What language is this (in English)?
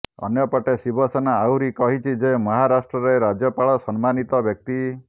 Odia